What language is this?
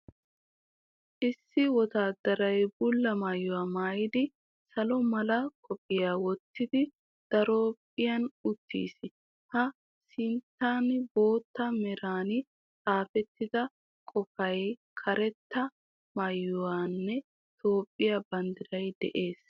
Wolaytta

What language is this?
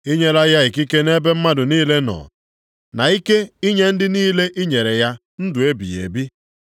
Igbo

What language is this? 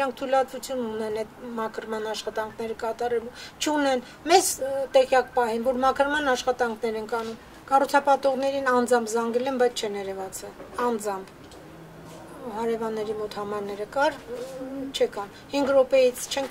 Romanian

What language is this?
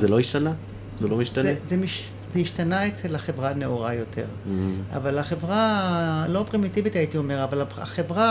Hebrew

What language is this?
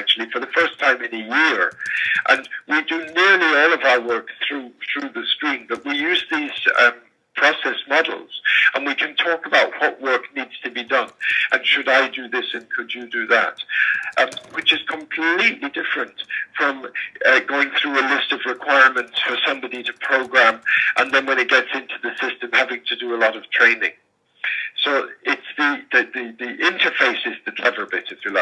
English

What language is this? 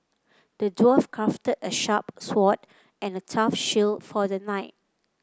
English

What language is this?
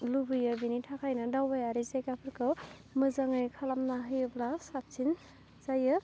Bodo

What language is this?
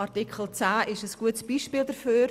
Swiss German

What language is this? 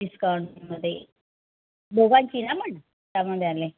Marathi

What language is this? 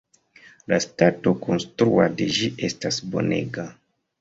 Esperanto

